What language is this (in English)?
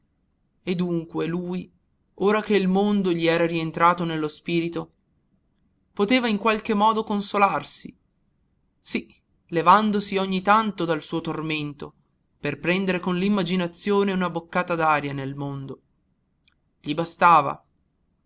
Italian